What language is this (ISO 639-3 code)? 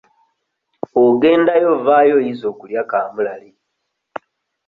lug